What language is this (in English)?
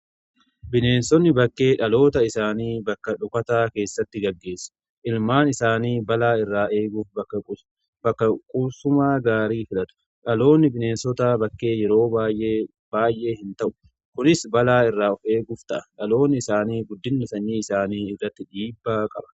Oromo